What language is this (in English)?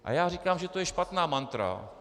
Czech